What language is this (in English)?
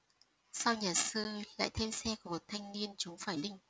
Vietnamese